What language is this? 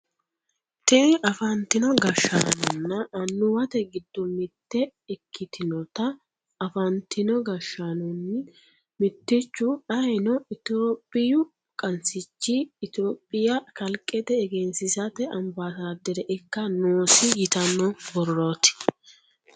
Sidamo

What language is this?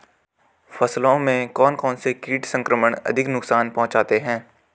Hindi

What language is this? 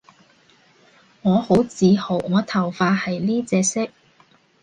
Cantonese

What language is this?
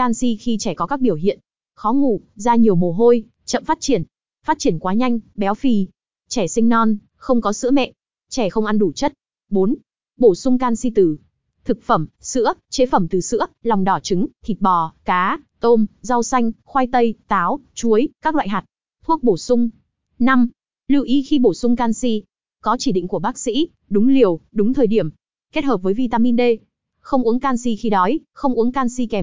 Vietnamese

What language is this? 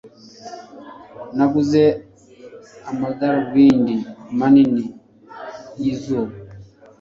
Kinyarwanda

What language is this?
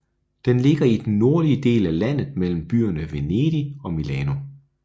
Danish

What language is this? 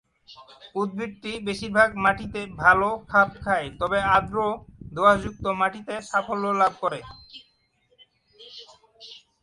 Bangla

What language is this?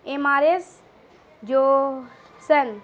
Urdu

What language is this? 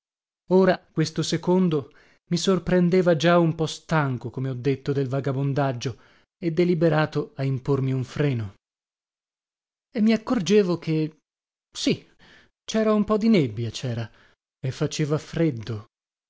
Italian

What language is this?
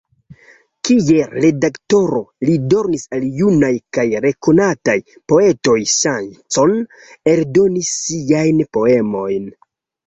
Esperanto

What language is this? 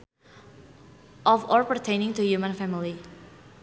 Sundanese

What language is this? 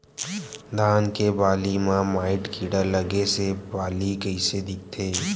Chhattisgarhi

